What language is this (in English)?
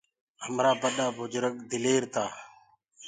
Gurgula